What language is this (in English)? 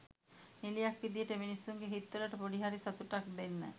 Sinhala